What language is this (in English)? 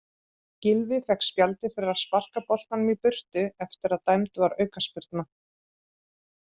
Icelandic